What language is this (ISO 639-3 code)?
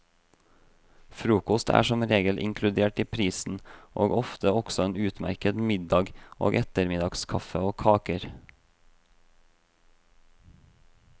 nor